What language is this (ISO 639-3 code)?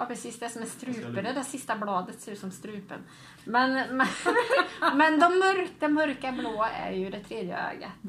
swe